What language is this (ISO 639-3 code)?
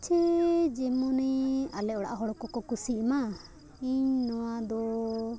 sat